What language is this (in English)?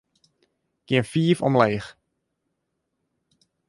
Western Frisian